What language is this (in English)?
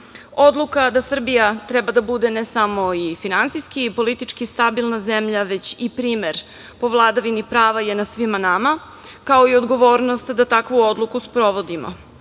Serbian